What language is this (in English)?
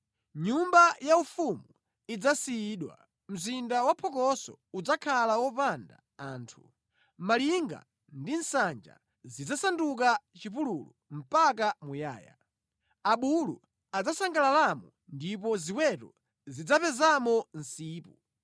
Nyanja